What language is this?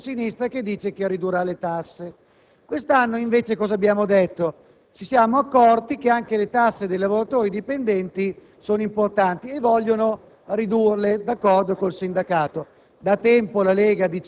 Italian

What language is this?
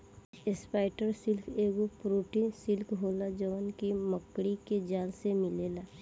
Bhojpuri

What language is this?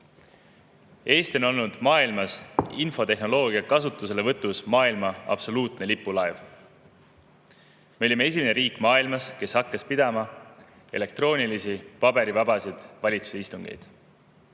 Estonian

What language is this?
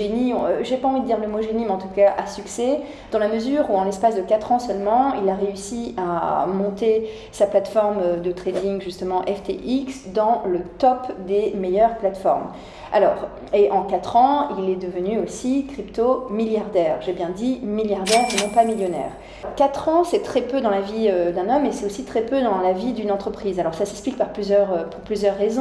French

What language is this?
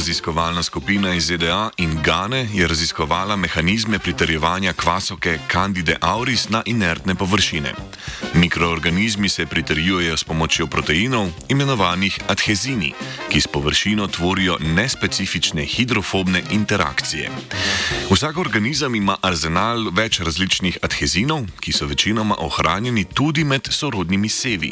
Croatian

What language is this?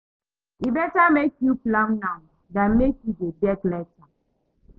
Nigerian Pidgin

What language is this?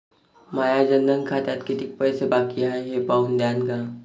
Marathi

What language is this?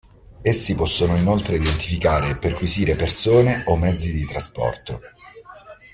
Italian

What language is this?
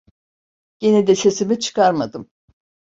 Turkish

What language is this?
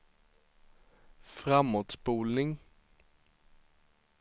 Swedish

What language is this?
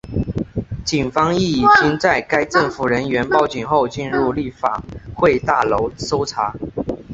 Chinese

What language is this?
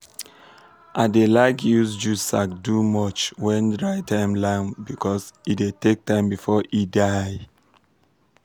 Nigerian Pidgin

